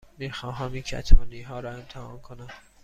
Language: Persian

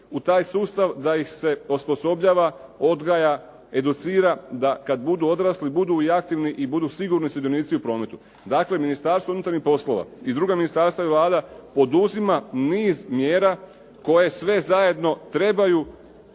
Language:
Croatian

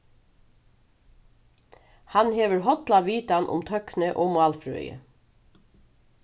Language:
Faroese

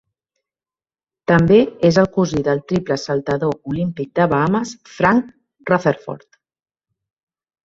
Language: Catalan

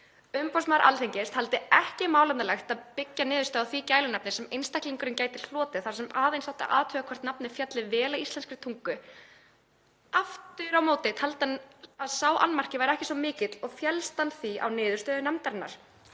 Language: Icelandic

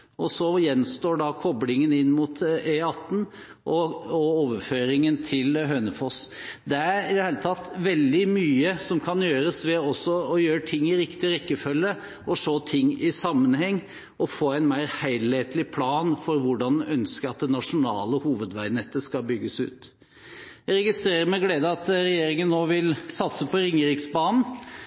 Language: Norwegian Bokmål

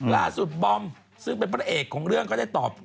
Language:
Thai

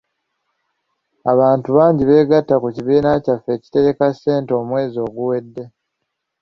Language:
Ganda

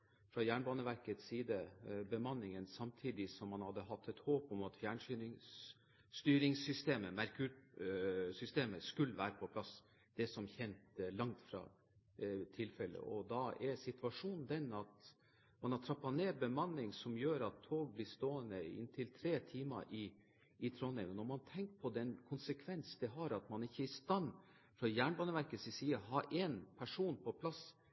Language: Norwegian Bokmål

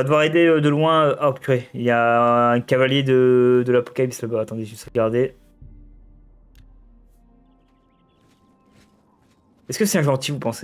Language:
French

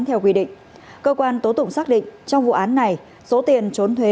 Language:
Vietnamese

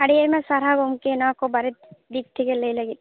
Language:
Santali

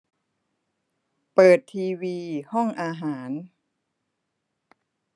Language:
Thai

